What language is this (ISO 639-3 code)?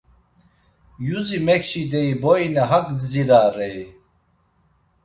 lzz